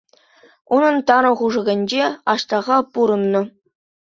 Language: Chuvash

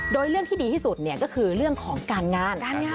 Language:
Thai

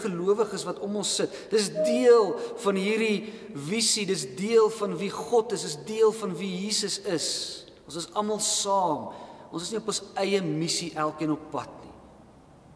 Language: Dutch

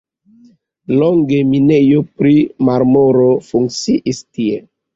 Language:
Esperanto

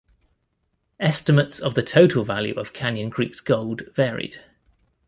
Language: English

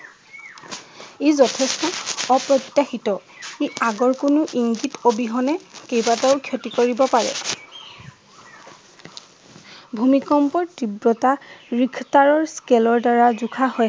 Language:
Assamese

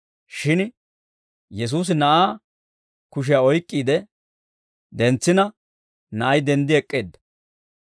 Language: Dawro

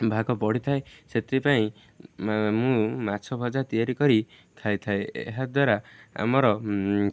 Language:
Odia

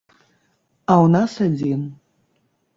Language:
Belarusian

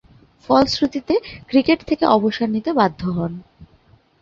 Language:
Bangla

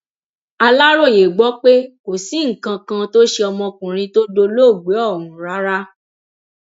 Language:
Yoruba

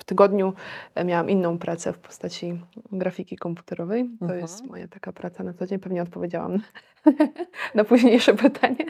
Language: Polish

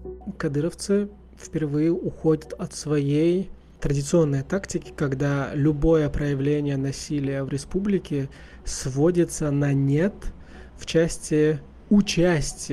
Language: Russian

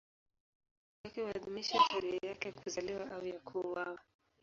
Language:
Swahili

